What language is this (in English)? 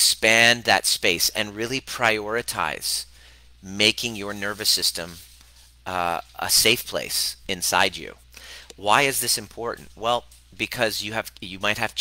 English